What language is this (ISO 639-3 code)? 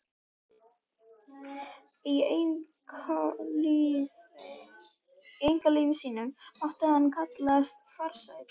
isl